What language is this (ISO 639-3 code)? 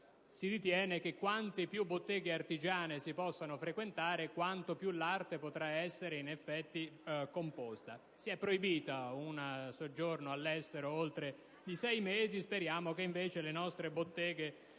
ita